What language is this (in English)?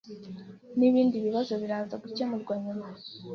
Kinyarwanda